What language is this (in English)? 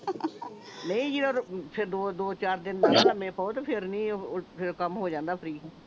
Punjabi